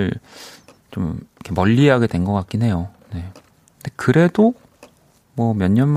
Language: Korean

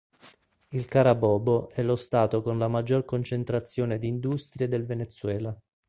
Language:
Italian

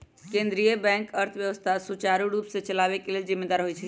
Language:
Magahi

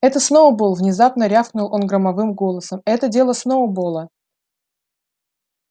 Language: Russian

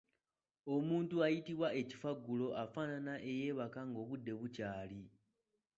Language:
Ganda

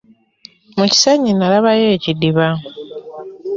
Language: Ganda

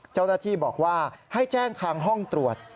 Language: Thai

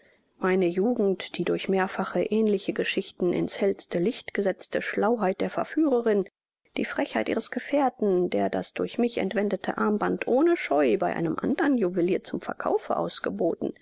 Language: German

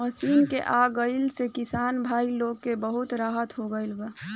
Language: Bhojpuri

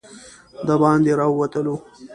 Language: Pashto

